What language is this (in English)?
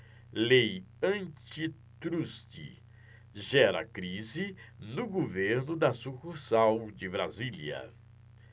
Portuguese